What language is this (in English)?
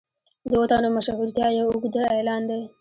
Pashto